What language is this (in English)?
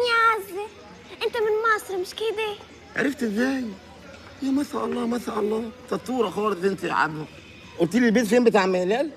Arabic